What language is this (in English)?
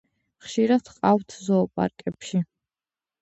Georgian